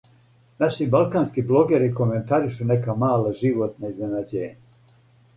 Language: Serbian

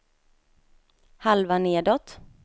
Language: Swedish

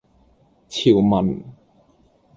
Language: Cantonese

